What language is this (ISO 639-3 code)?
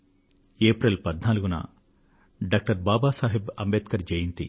tel